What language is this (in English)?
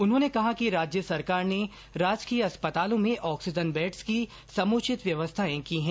Hindi